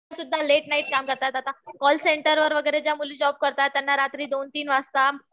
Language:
Marathi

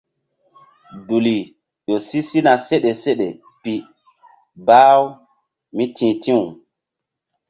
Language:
Mbum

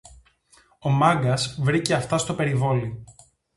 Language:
Greek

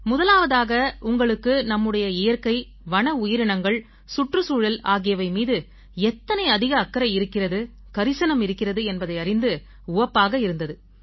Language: Tamil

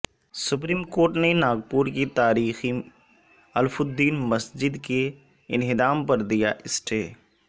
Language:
Urdu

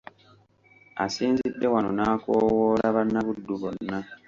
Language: Ganda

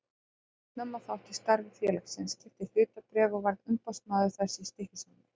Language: Icelandic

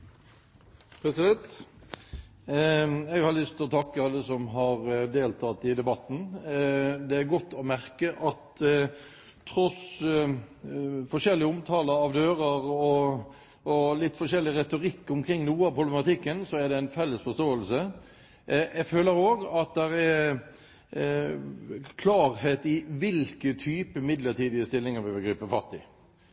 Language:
Norwegian Bokmål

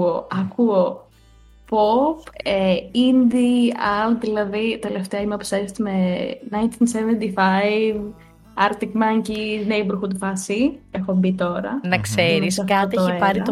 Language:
Greek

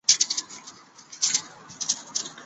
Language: Chinese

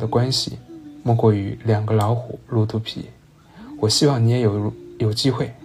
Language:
Chinese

